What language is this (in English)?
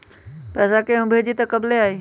Magahi